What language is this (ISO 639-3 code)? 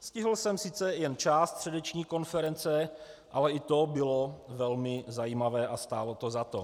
ces